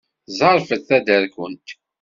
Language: Kabyle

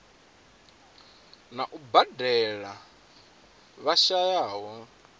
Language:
Venda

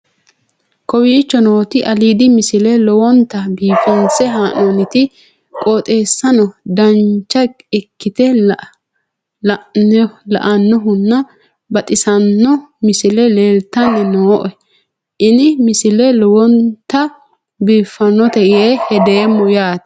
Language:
Sidamo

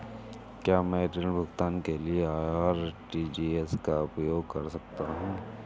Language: Hindi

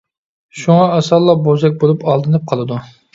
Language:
Uyghur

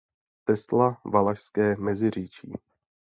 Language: Czech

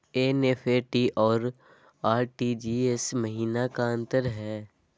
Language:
Magahi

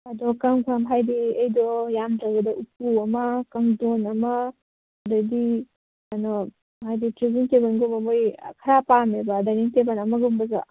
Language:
Manipuri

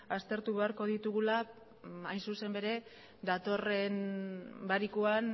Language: Basque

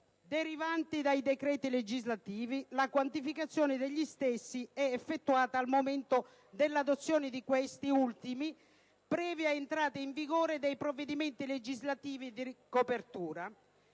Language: Italian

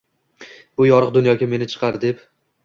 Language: Uzbek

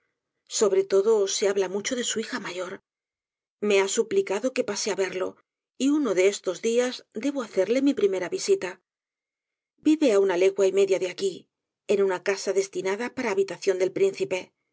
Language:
Spanish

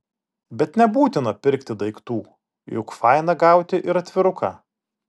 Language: Lithuanian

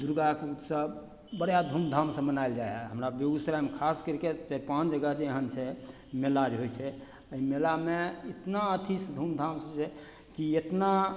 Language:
Maithili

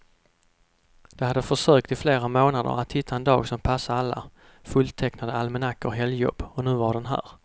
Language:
Swedish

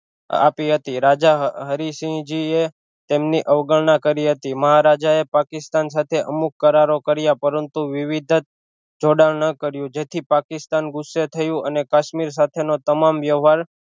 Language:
Gujarati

